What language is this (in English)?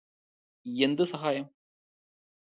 Malayalam